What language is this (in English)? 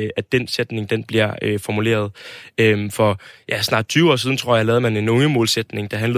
Danish